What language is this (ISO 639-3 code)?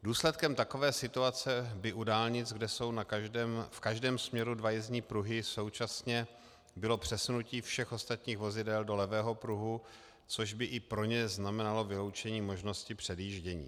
ces